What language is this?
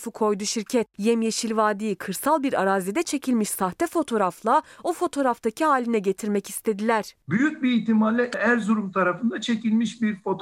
Turkish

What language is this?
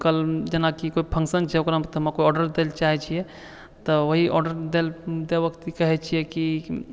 Maithili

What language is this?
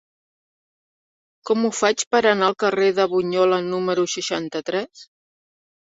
Catalan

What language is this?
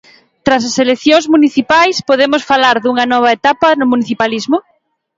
Galician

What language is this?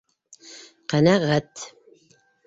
Bashkir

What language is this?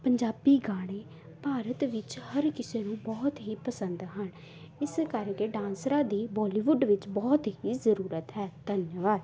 Punjabi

